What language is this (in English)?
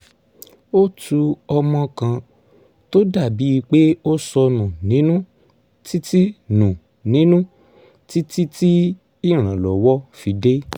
Yoruba